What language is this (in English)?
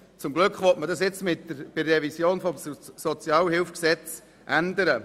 Swiss German